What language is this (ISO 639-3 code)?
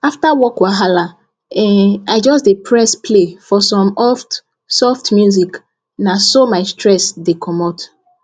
pcm